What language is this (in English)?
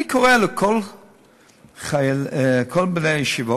Hebrew